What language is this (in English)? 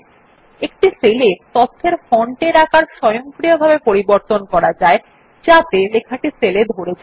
Bangla